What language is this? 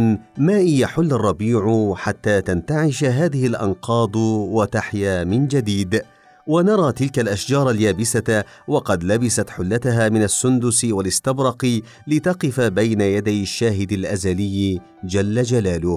Arabic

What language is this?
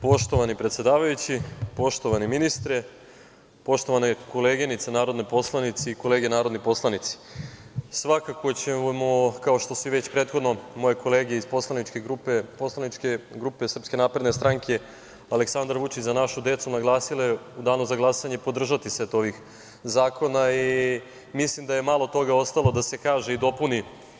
Serbian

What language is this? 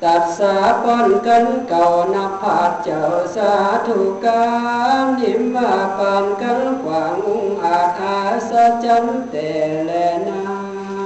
Thai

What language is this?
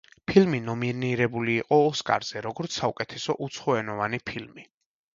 Georgian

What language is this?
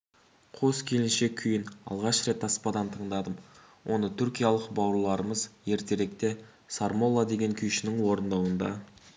Kazakh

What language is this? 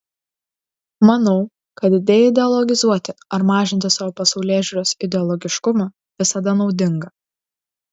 Lithuanian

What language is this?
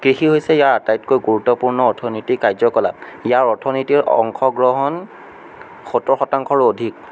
Assamese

